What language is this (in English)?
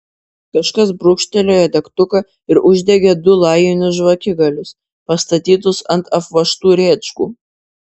Lithuanian